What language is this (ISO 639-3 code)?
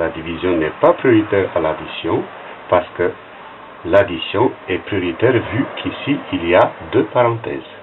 fra